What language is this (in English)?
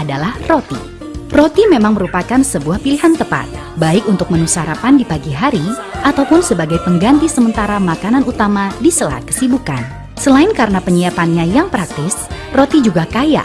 Indonesian